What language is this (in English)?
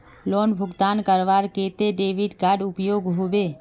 Magahi